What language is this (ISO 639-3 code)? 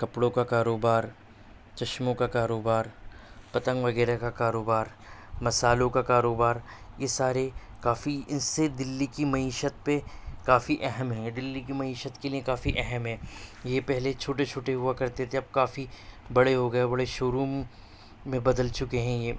urd